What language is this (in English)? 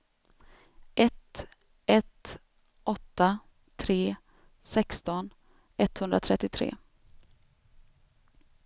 Swedish